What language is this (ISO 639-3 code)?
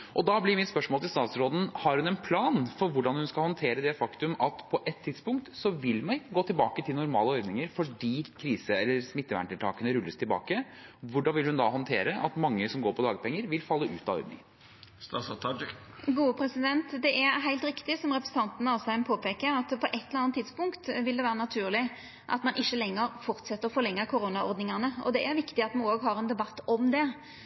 nor